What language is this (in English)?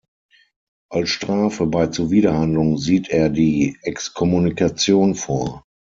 German